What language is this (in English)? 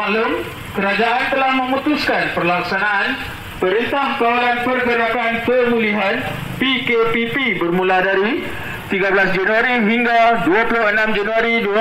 Malay